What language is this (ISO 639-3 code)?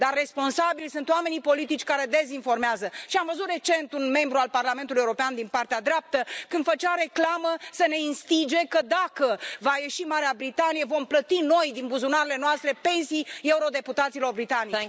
ron